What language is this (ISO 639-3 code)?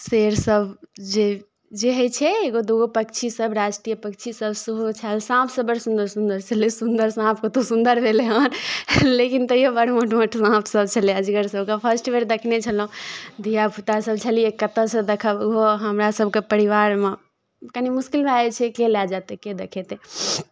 mai